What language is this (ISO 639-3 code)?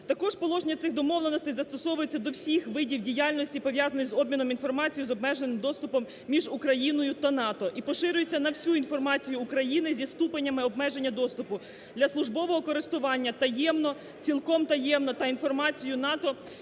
ukr